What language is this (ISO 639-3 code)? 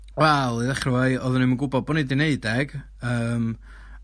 cym